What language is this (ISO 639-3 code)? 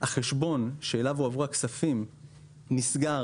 heb